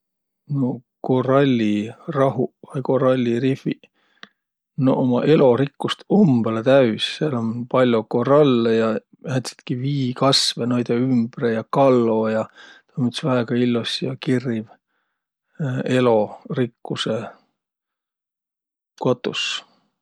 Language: Võro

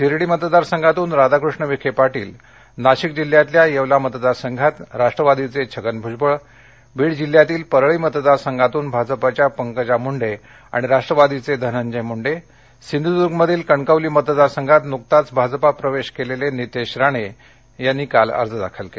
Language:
Marathi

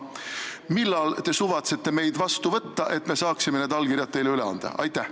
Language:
Estonian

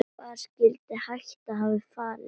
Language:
Icelandic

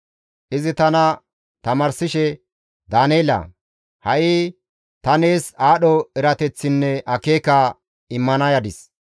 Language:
Gamo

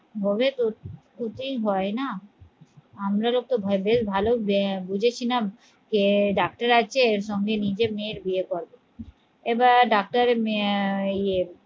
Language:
Bangla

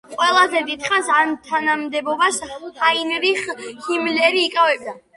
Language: Georgian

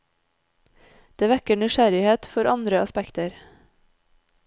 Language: Norwegian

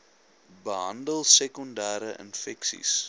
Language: Afrikaans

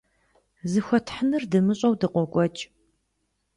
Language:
Kabardian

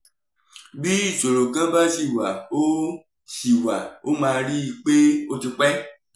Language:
Yoruba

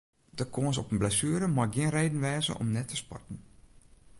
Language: Western Frisian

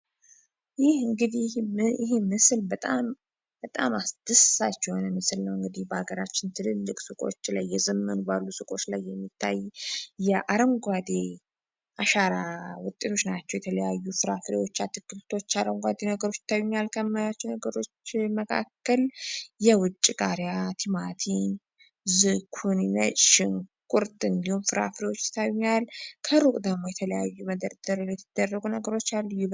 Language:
Amharic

